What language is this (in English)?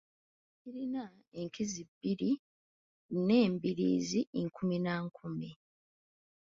Ganda